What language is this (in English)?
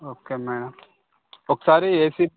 Telugu